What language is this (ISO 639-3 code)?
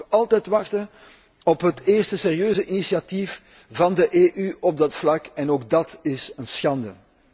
nld